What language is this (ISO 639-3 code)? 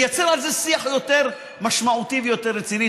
heb